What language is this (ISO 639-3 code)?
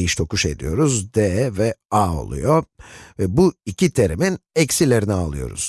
tur